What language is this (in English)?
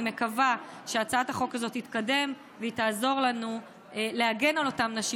Hebrew